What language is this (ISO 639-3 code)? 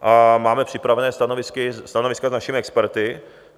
ces